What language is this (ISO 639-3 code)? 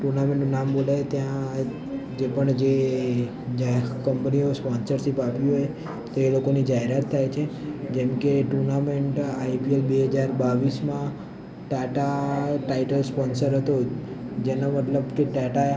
guj